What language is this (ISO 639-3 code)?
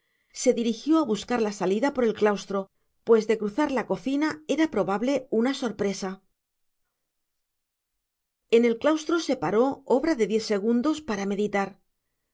spa